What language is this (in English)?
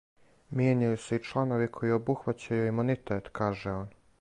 Serbian